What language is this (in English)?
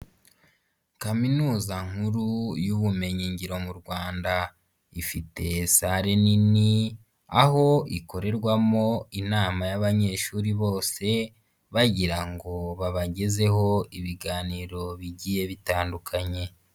Kinyarwanda